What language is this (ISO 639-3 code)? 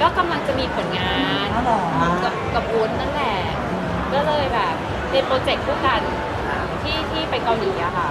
tha